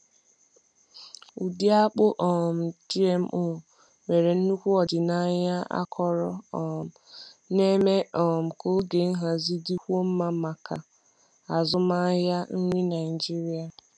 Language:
Igbo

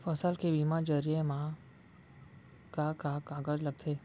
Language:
Chhattisgarhi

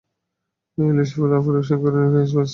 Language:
Bangla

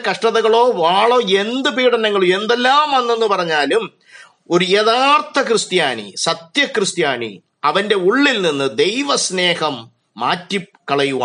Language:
Malayalam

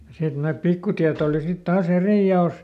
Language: Finnish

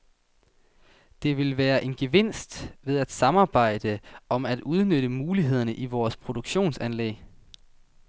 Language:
Danish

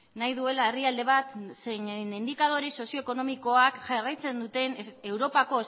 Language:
Basque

